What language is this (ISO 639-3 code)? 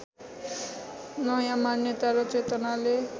nep